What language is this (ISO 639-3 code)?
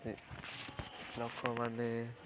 ori